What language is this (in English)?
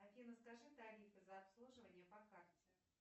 Russian